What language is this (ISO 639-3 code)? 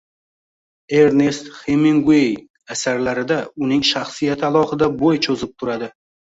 uzb